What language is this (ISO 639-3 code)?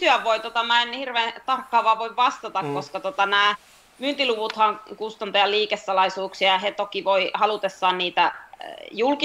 fin